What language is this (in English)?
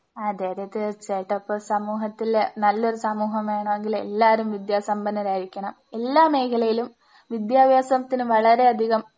Malayalam